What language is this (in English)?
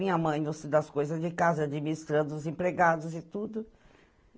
Portuguese